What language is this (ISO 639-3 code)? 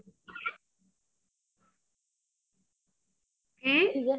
pan